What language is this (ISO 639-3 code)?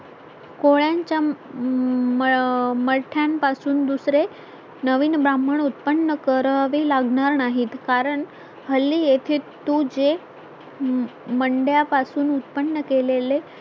mar